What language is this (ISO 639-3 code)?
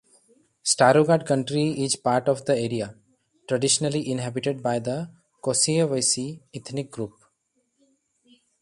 eng